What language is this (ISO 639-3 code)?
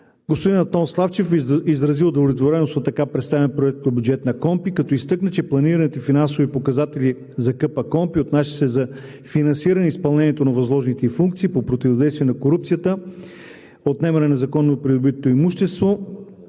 bul